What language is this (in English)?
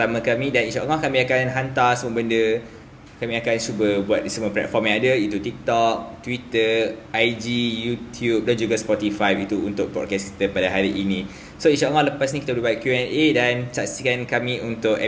Malay